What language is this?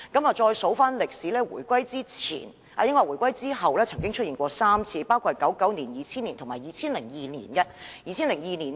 Cantonese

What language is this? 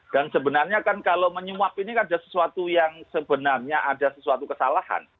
Indonesian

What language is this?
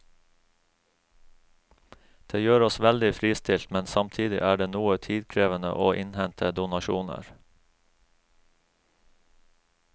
Norwegian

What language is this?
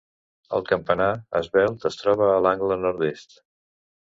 Catalan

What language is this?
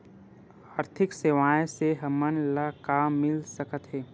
Chhattisgarhi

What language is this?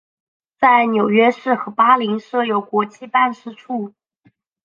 Chinese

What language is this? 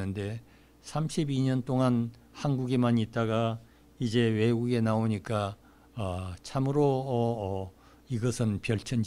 Korean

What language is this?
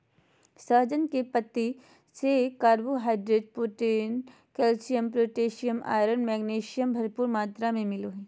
Magahi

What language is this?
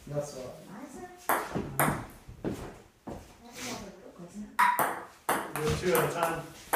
English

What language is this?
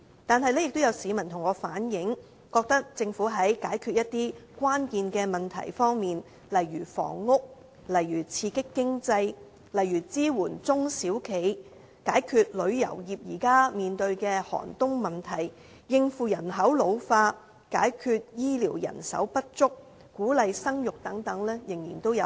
Cantonese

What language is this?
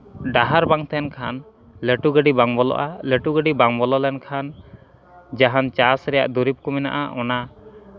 Santali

